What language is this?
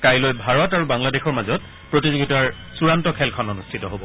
Assamese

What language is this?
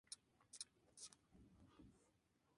Spanish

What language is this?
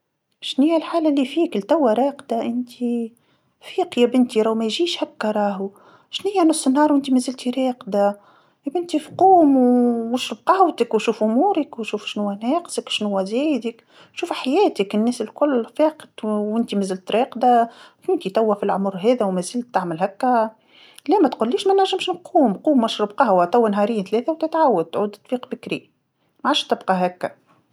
Tunisian Arabic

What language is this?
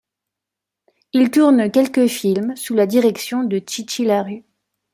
French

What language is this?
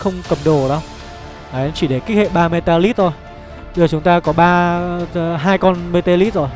Vietnamese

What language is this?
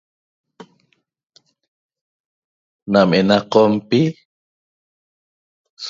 Toba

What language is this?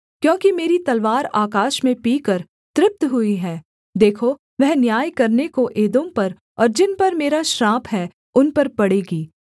Hindi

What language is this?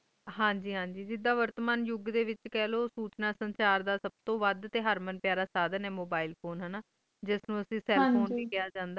Punjabi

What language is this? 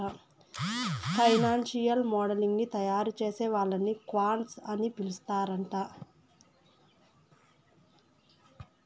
Telugu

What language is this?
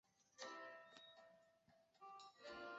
Chinese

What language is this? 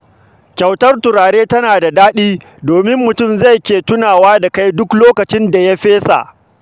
Hausa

